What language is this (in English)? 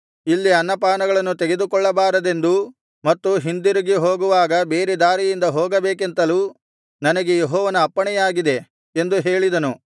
Kannada